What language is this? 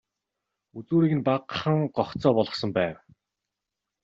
Mongolian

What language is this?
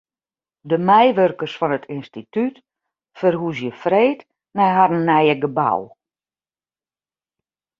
Western Frisian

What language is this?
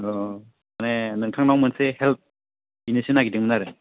Bodo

